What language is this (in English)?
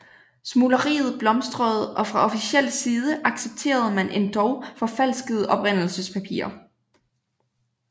Danish